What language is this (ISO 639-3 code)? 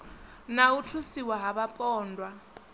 ven